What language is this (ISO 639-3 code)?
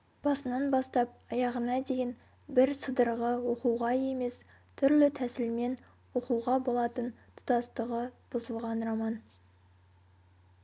kaz